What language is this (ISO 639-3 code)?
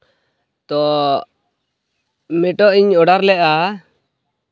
sat